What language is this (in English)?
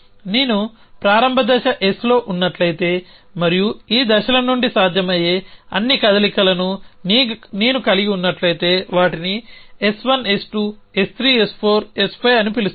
Telugu